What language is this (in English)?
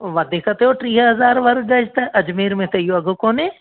Sindhi